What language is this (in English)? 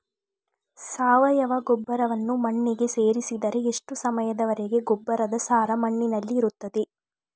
Kannada